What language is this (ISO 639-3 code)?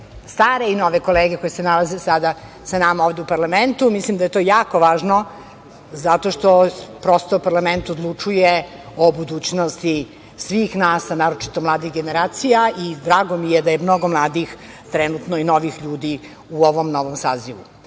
srp